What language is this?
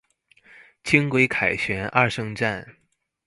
Chinese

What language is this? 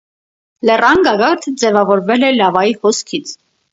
Armenian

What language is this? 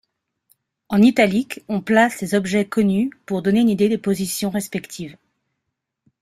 French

